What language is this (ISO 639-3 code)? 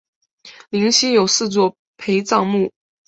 zho